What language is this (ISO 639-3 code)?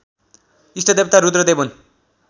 nep